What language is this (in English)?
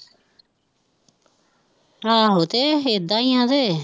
Punjabi